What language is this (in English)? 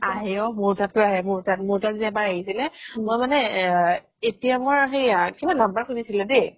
Assamese